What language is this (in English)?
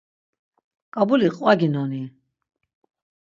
Laz